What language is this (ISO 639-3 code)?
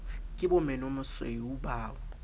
sot